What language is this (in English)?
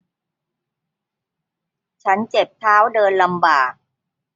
Thai